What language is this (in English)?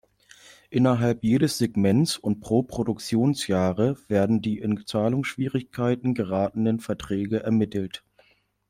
German